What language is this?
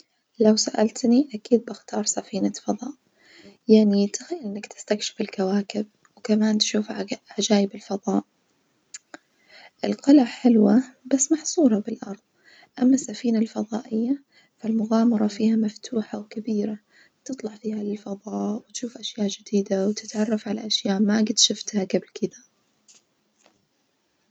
Najdi Arabic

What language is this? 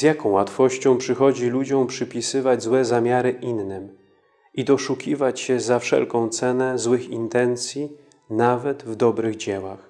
Polish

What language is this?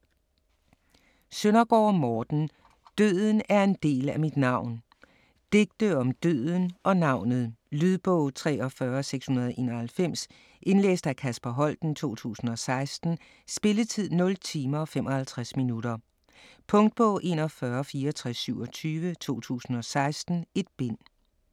Danish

